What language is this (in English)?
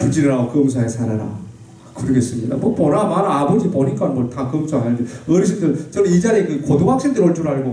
Korean